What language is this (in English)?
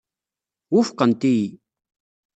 Kabyle